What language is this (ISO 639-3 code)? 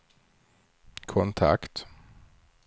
swe